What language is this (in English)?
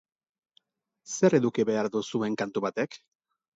Basque